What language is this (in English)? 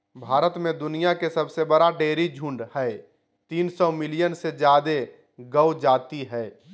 Magahi